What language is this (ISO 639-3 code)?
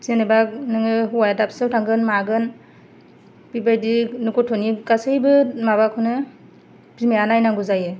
brx